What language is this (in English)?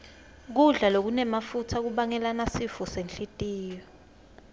Swati